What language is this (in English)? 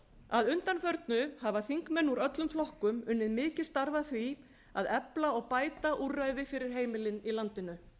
Icelandic